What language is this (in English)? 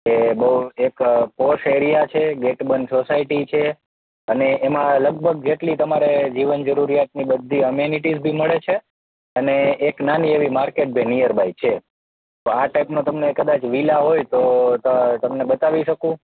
Gujarati